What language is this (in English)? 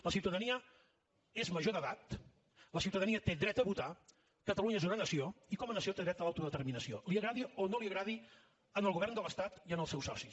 Catalan